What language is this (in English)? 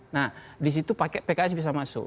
Indonesian